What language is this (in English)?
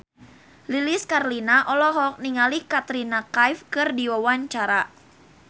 Sundanese